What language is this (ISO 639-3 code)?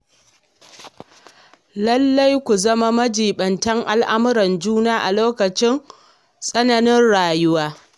hau